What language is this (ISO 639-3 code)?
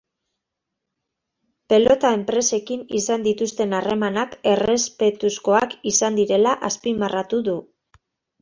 eus